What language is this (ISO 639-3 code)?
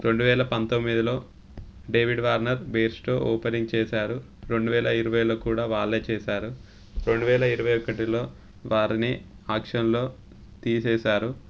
tel